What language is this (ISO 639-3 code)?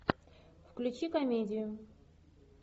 rus